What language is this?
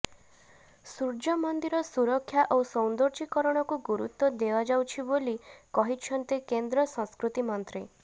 Odia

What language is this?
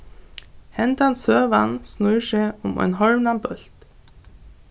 Faroese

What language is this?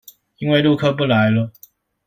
Chinese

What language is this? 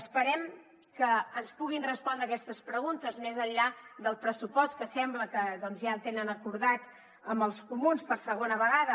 Catalan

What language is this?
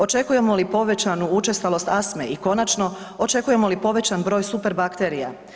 Croatian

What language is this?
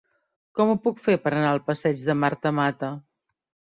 Catalan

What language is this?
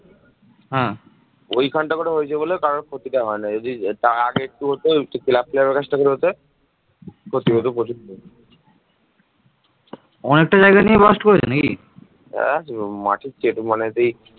Bangla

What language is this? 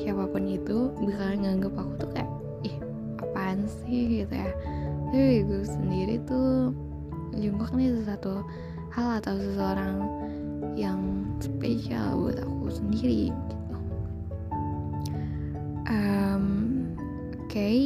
Indonesian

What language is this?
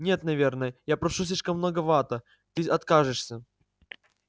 Russian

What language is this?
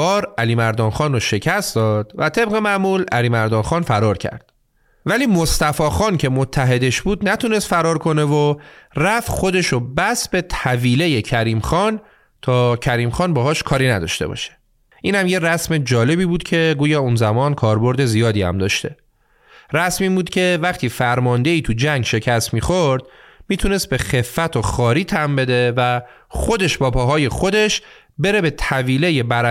Persian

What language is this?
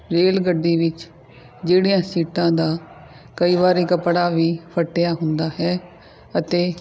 Punjabi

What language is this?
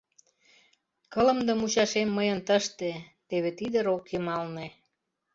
Mari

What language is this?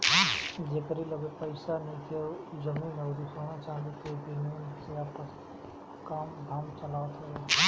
Bhojpuri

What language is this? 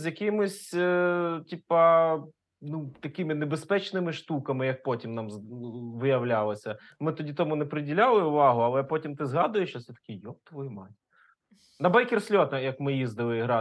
Ukrainian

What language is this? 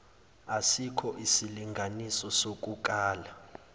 Zulu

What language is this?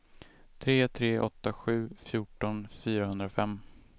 Swedish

